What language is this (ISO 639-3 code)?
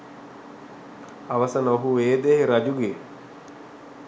sin